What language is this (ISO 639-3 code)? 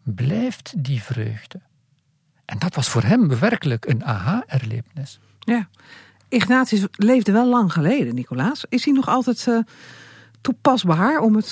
nld